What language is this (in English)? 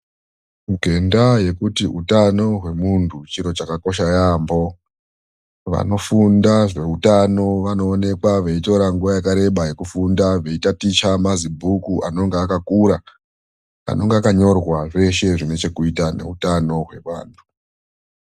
Ndau